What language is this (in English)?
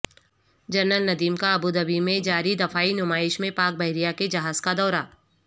Urdu